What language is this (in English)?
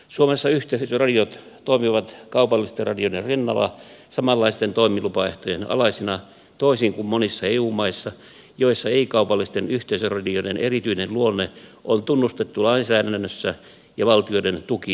Finnish